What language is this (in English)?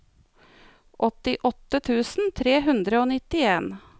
Norwegian